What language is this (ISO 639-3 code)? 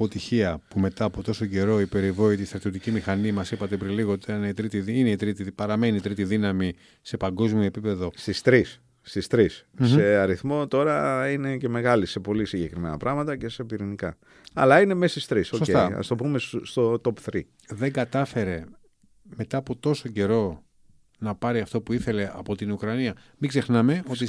ell